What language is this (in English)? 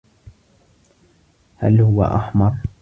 Arabic